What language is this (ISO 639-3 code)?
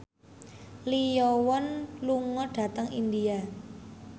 jav